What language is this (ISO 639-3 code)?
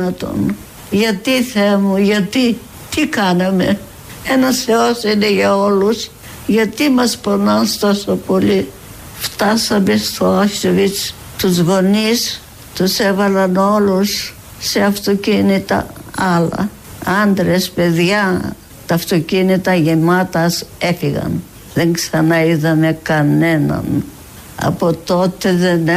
ell